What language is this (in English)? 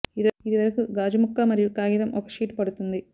Telugu